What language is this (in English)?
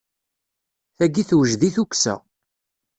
Kabyle